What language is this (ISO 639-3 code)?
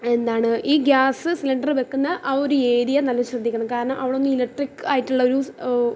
mal